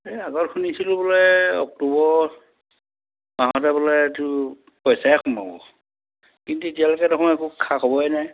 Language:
Assamese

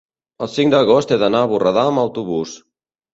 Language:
Catalan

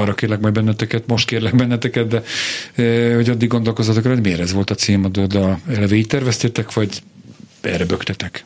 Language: Hungarian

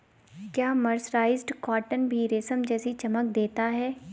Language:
Hindi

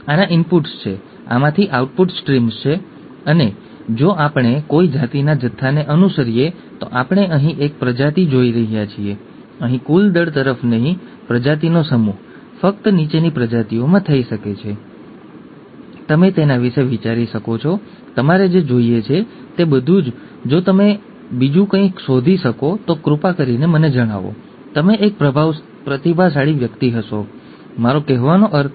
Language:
Gujarati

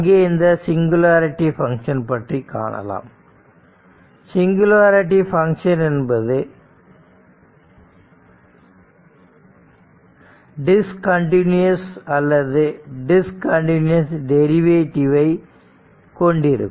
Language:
Tamil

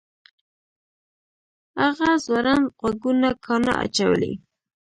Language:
Pashto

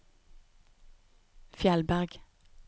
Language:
Norwegian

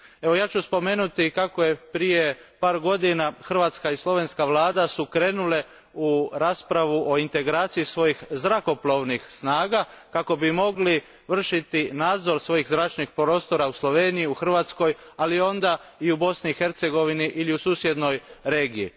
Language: Croatian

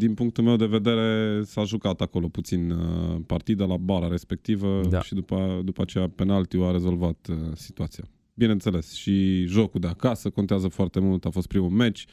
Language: Romanian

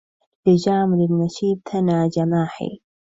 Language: Arabic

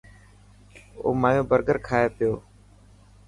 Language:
Dhatki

